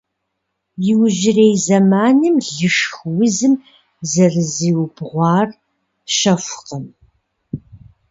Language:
Kabardian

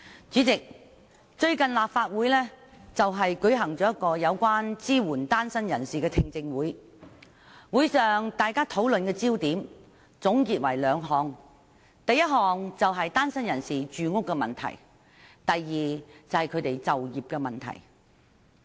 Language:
Cantonese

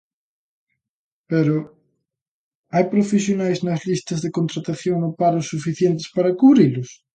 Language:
Galician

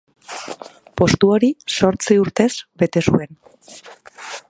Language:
Basque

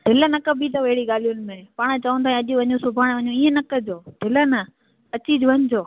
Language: Sindhi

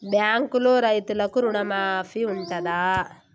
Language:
Telugu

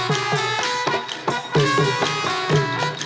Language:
Thai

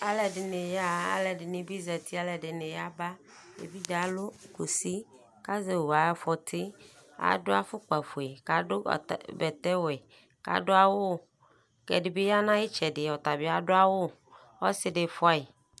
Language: Ikposo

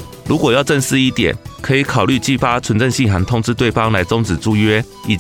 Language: Chinese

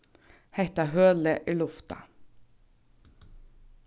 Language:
Faroese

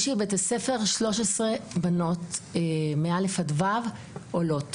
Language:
Hebrew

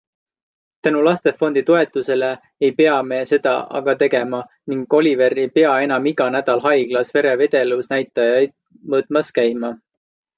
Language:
Estonian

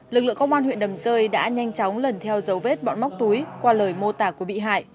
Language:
Vietnamese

